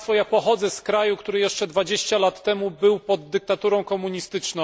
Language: Polish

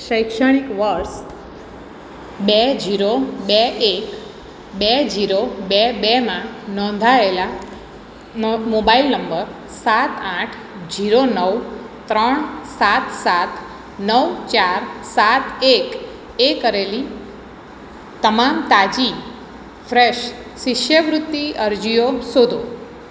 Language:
Gujarati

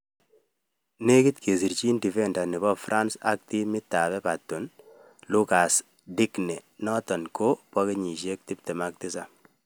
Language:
Kalenjin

